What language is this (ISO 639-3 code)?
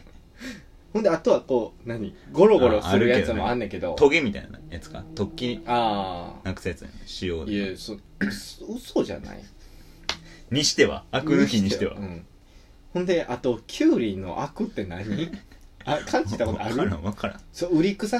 jpn